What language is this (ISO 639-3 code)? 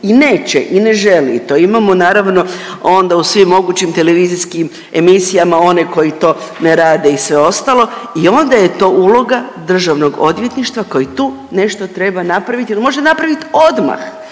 hrv